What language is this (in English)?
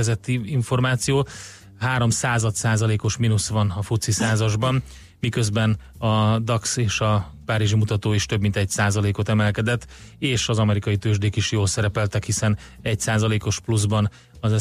Hungarian